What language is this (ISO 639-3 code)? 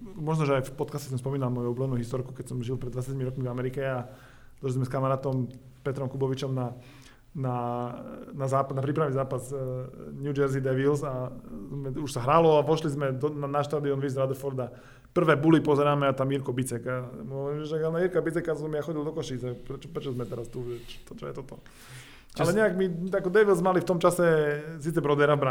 slk